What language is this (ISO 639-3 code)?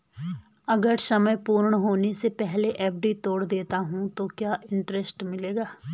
hin